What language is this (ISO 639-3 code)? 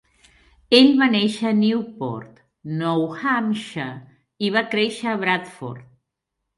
cat